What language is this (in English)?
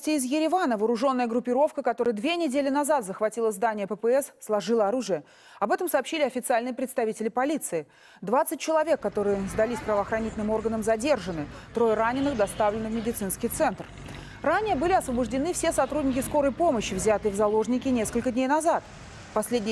Russian